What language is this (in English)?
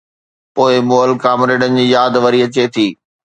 Sindhi